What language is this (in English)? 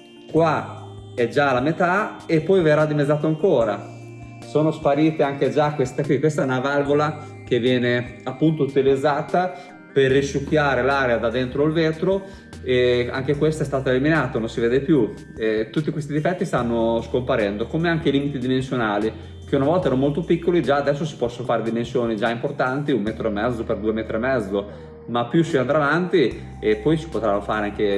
Italian